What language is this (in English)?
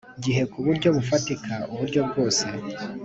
Kinyarwanda